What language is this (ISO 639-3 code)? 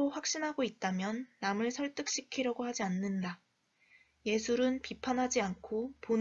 kor